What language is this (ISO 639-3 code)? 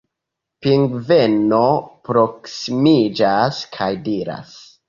epo